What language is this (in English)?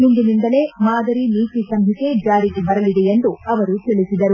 Kannada